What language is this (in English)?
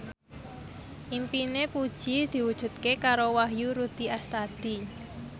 Javanese